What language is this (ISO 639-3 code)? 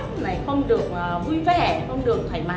vie